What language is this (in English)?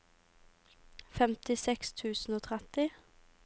Norwegian